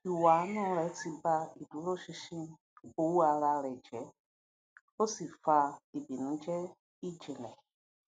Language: Yoruba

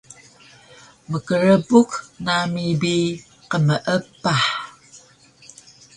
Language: Taroko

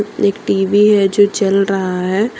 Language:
Hindi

